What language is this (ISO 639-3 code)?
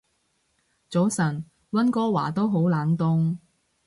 yue